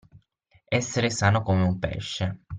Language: Italian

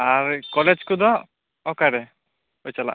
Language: Santali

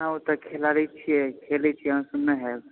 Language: Maithili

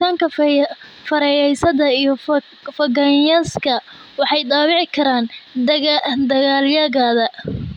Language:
Somali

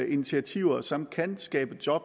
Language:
Danish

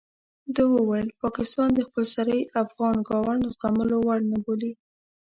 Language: Pashto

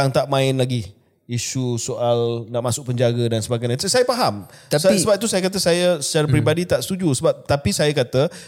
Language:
Malay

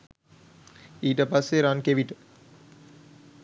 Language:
Sinhala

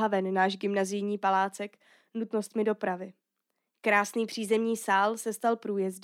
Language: Czech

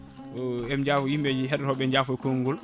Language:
Fula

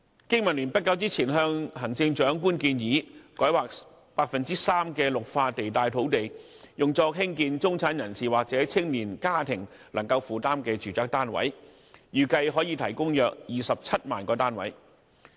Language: Cantonese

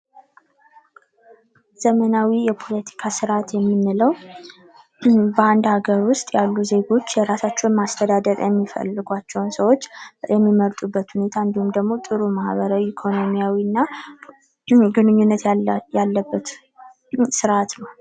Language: Amharic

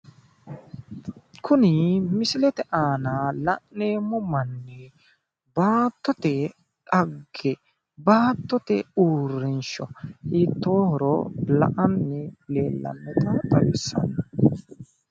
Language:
Sidamo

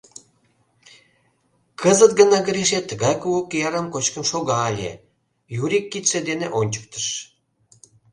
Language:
Mari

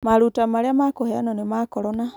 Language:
Kikuyu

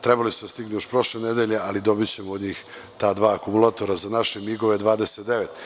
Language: Serbian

